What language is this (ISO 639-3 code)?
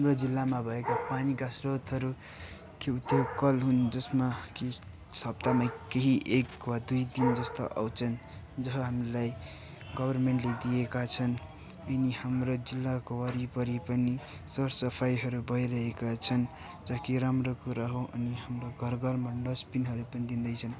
nep